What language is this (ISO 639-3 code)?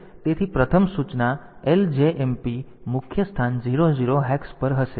guj